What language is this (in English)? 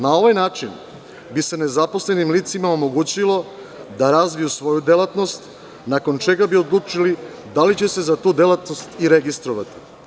Serbian